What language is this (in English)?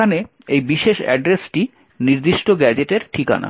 Bangla